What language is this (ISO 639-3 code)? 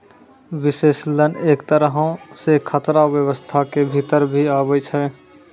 mai